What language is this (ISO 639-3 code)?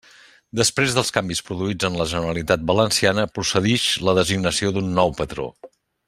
cat